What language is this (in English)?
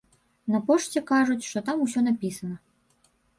Belarusian